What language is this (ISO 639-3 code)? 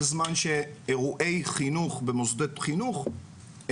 heb